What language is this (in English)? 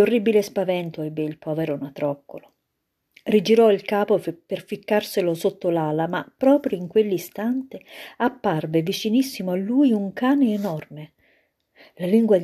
Italian